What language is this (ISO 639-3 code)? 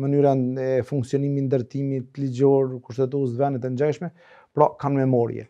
ron